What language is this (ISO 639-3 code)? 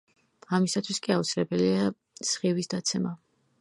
kat